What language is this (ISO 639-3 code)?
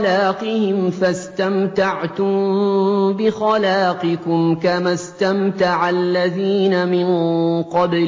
ara